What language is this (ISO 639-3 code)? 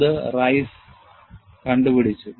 mal